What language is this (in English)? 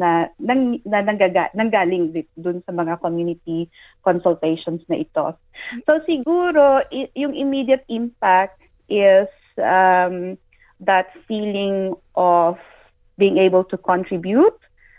Filipino